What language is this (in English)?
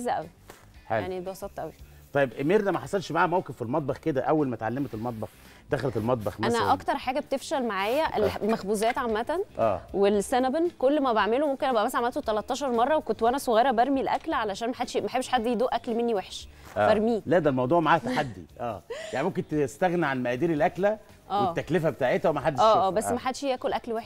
Arabic